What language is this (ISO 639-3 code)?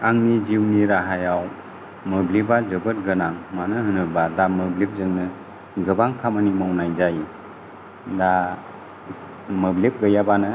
brx